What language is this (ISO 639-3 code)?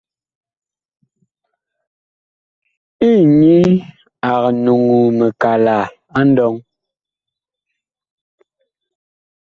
bkh